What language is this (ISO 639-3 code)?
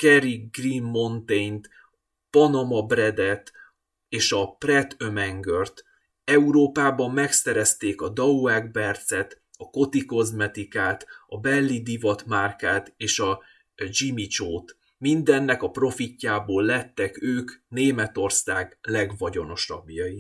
hun